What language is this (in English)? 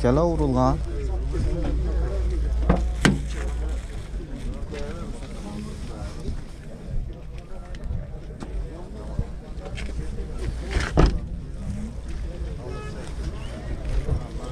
Turkish